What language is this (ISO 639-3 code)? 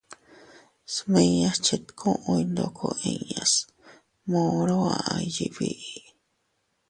cut